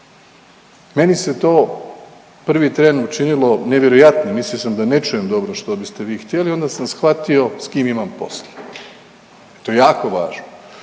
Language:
Croatian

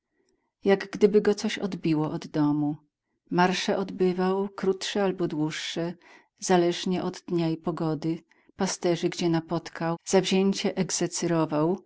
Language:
Polish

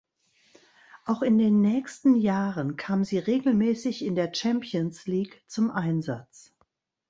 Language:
German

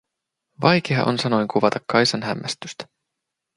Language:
Finnish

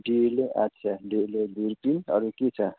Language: Nepali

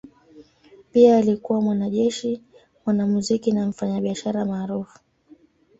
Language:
Swahili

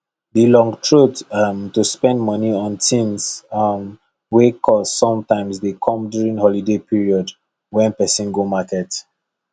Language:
Nigerian Pidgin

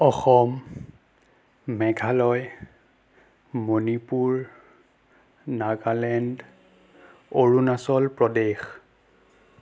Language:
Assamese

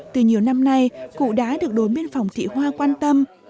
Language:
Vietnamese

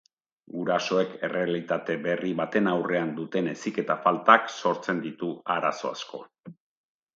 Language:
Basque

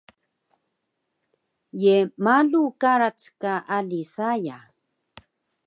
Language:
Taroko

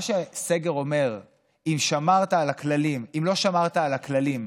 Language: Hebrew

